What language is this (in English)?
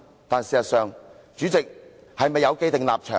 Cantonese